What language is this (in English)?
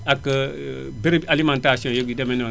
Wolof